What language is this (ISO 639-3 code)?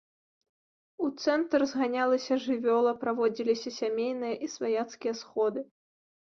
bel